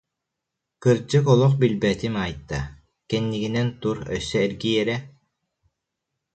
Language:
Yakut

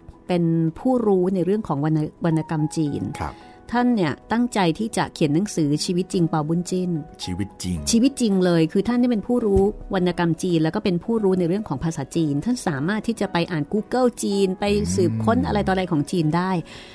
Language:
Thai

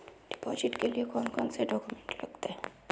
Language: Magahi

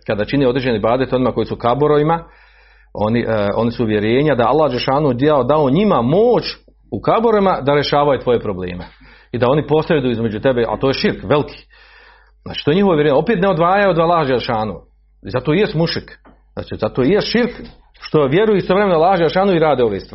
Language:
Croatian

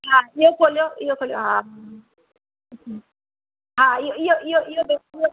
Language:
Sindhi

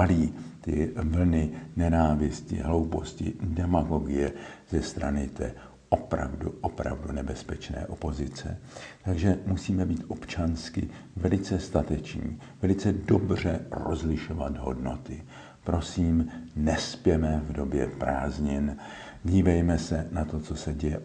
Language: Czech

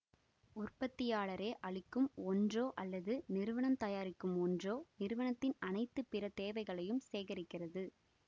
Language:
Tamil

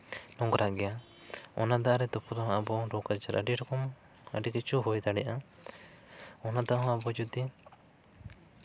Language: Santali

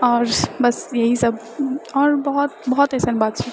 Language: Maithili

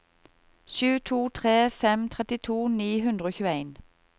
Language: Norwegian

